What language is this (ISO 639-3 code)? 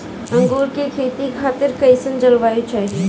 bho